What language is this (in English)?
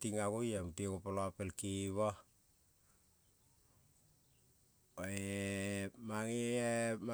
Kol (Papua New Guinea)